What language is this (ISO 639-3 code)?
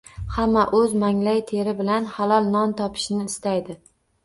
uzb